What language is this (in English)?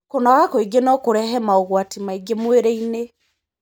Kikuyu